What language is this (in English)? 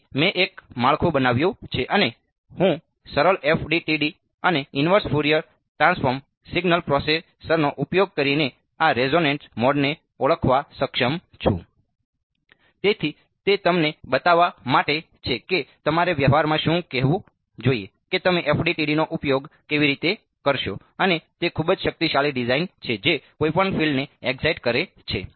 Gujarati